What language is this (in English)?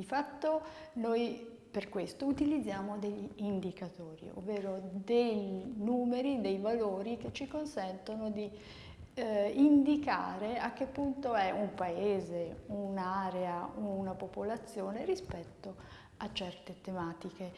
Italian